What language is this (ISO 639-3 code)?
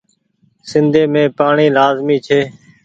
gig